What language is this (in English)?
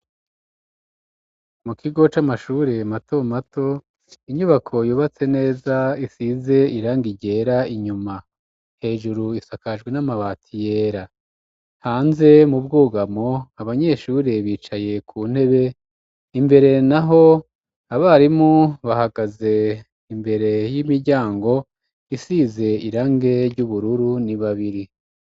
Rundi